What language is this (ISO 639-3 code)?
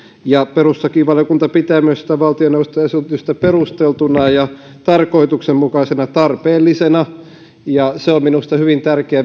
fin